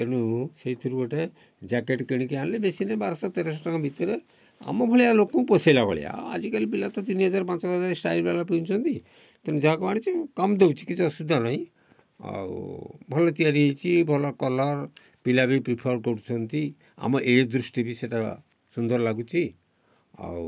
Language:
Odia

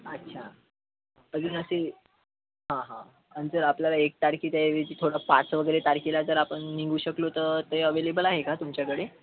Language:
Marathi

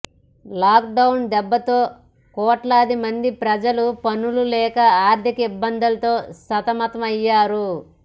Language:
Telugu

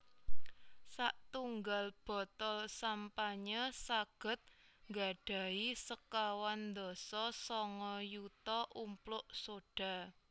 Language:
Javanese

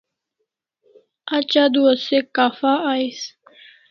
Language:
Kalasha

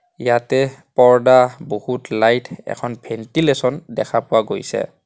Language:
Assamese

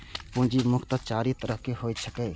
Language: Maithili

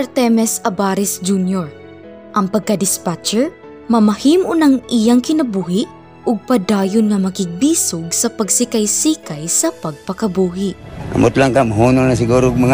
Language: Filipino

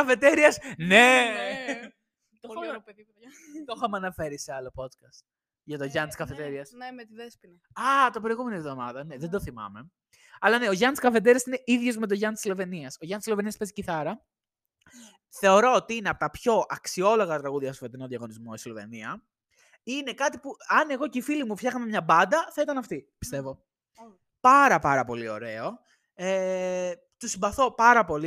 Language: Greek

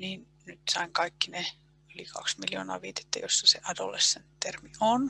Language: Finnish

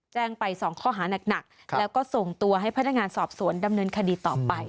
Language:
Thai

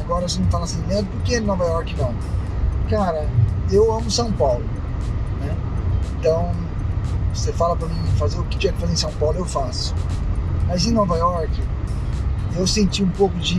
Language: Portuguese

